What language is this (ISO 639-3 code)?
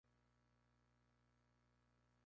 spa